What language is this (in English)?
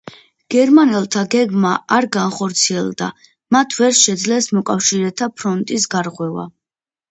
Georgian